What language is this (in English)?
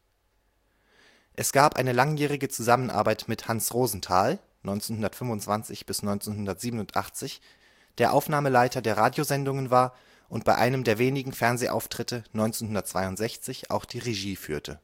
German